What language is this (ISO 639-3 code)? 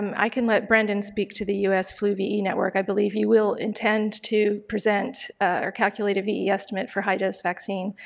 eng